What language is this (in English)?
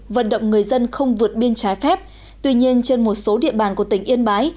Vietnamese